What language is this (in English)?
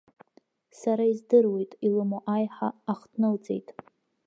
Abkhazian